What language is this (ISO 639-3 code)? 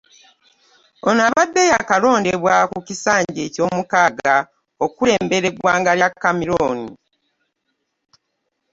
lug